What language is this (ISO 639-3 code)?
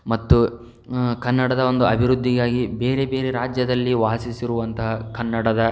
kan